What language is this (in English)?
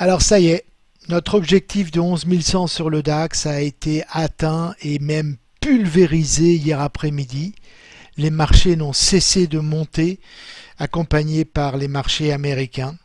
French